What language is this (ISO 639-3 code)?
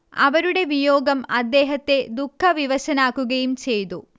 mal